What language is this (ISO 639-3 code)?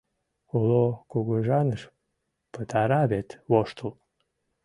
chm